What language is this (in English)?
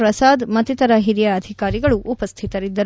Kannada